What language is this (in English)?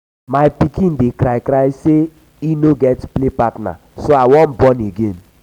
Nigerian Pidgin